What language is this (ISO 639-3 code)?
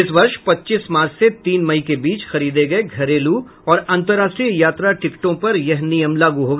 hin